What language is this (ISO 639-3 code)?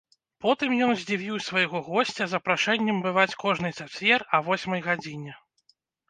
bel